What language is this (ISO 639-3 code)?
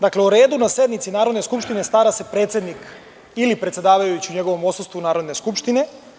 srp